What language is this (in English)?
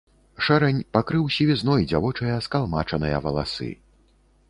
Belarusian